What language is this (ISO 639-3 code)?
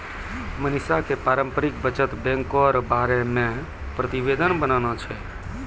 mai